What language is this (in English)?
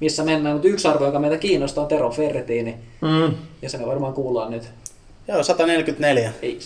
Finnish